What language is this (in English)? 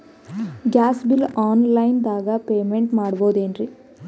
Kannada